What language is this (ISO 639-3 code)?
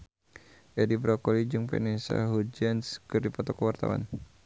sun